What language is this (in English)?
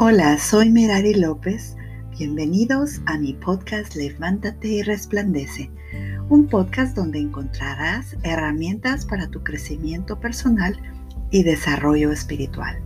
Spanish